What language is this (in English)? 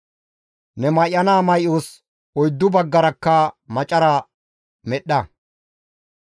Gamo